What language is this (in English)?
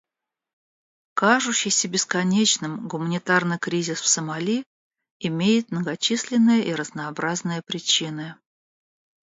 Russian